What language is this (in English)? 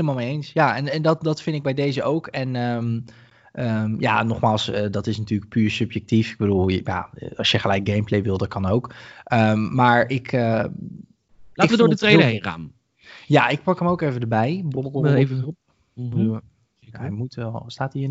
Dutch